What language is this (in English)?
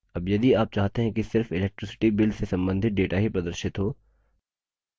Hindi